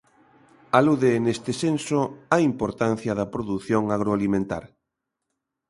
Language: Galician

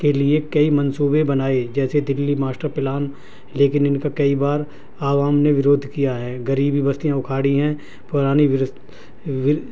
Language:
Urdu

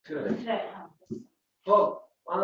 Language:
Uzbek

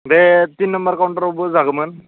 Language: Bodo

